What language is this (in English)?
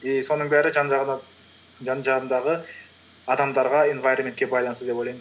Kazakh